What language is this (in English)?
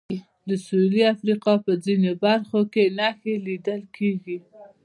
Pashto